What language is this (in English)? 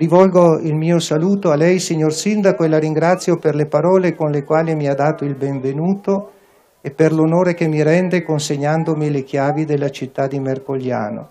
Italian